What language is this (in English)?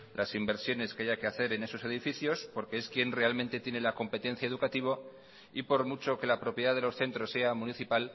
Spanish